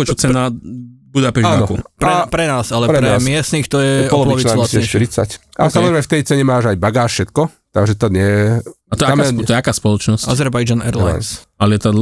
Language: Slovak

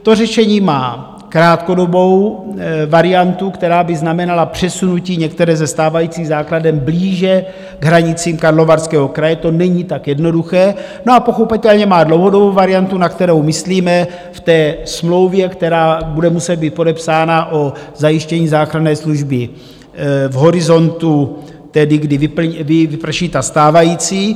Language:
Czech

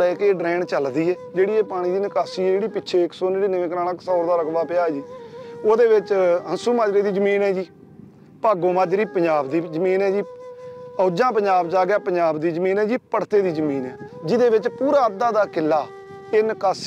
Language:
Hindi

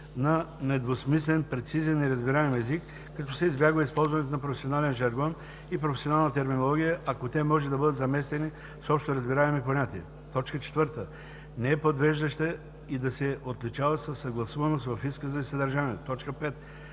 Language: Bulgarian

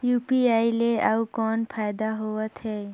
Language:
Chhattisgarhi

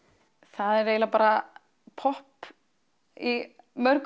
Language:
Icelandic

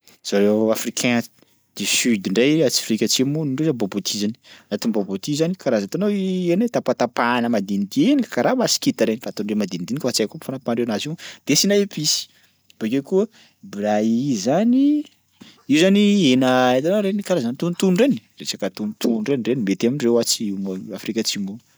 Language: Sakalava Malagasy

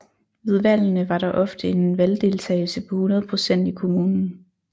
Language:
Danish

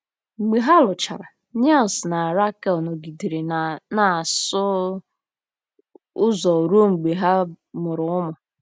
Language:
Igbo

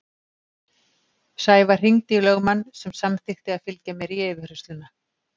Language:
Icelandic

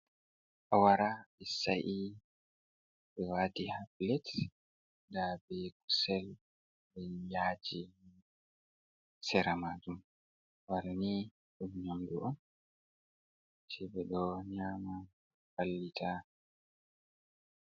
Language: Fula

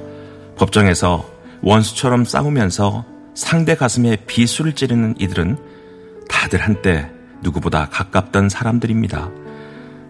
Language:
Korean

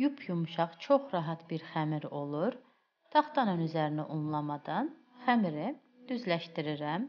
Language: Turkish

